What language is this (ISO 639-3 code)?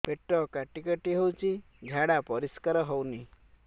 ori